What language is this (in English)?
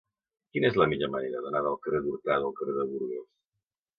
Catalan